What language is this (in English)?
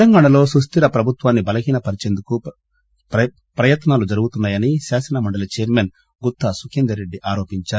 Telugu